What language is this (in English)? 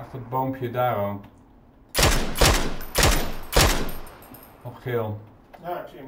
Dutch